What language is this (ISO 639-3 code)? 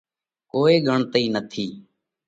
kvx